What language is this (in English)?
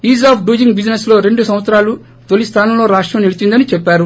Telugu